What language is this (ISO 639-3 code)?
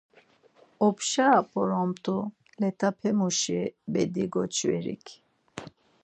lzz